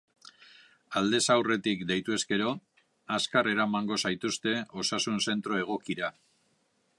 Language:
Basque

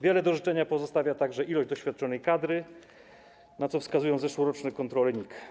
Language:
Polish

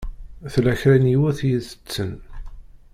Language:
Kabyle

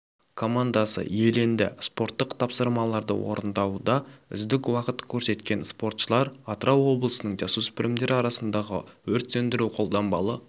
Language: Kazakh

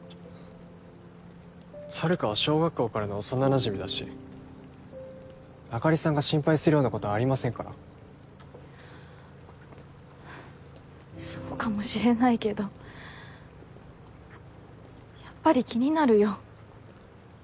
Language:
Japanese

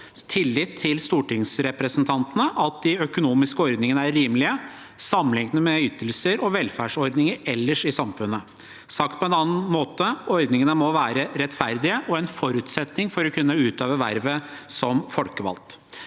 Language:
Norwegian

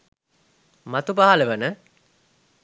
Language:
Sinhala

